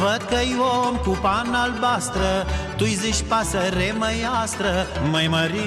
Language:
Romanian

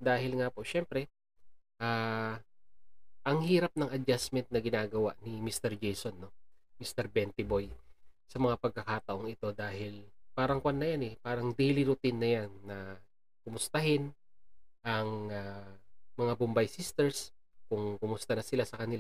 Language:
Filipino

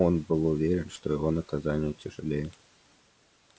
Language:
Russian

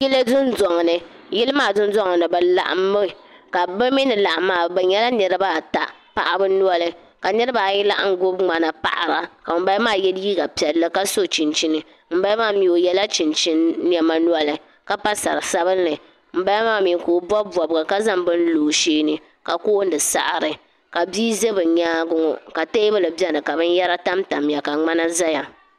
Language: Dagbani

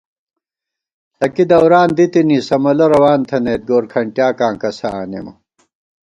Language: Gawar-Bati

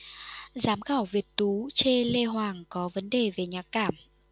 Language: Vietnamese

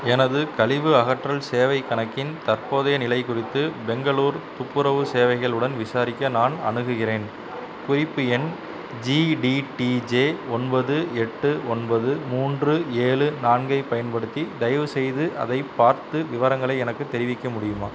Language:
Tamil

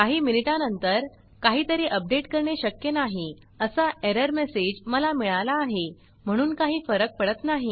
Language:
Marathi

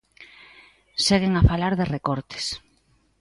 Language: Galician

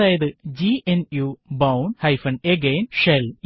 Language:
Malayalam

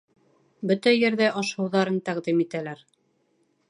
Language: Bashkir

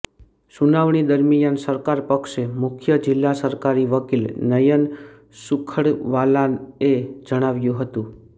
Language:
Gujarati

